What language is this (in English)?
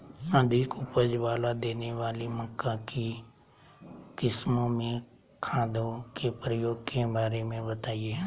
Magahi